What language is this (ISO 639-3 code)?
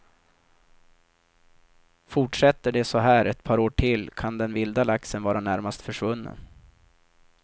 swe